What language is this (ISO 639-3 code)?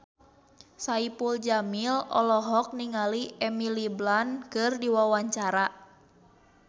sun